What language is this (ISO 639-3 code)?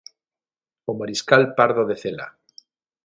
glg